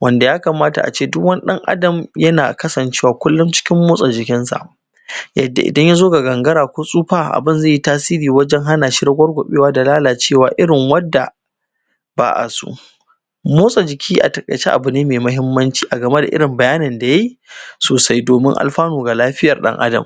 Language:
Hausa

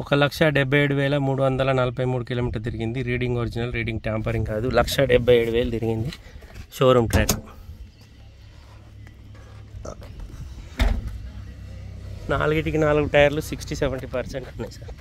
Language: Telugu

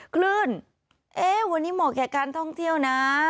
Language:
Thai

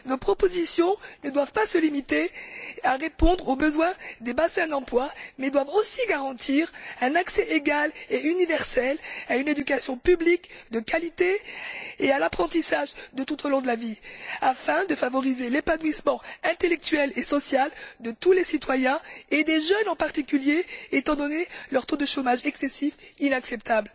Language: French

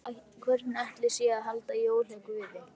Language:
Icelandic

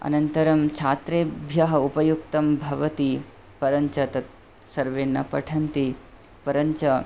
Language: Sanskrit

